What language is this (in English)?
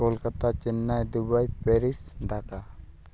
Santali